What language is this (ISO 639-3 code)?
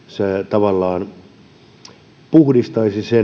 fin